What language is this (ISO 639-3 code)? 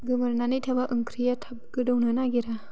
brx